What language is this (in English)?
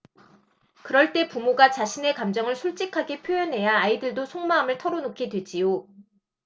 Korean